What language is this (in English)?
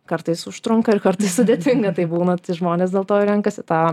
Lithuanian